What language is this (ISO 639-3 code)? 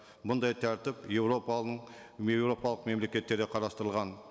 kaz